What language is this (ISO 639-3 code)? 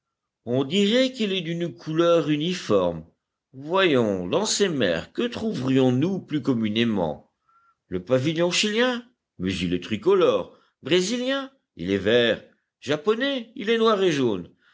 fra